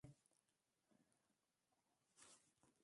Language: Occitan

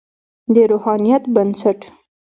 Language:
Pashto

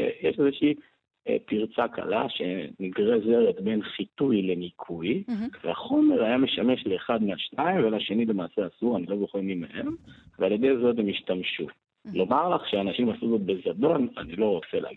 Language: Hebrew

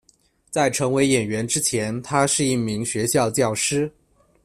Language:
Chinese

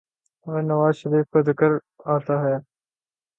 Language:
Urdu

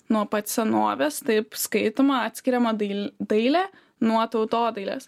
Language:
Lithuanian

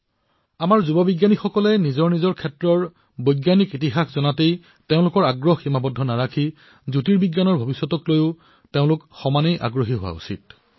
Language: Assamese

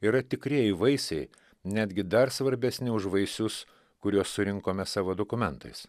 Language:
Lithuanian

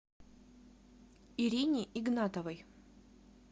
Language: Russian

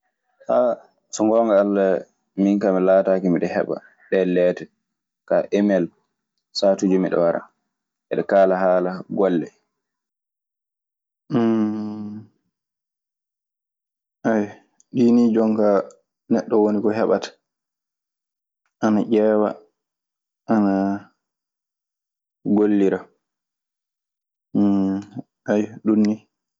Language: Maasina Fulfulde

